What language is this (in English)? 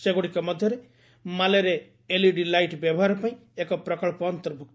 Odia